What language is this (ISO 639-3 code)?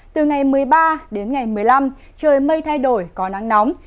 vie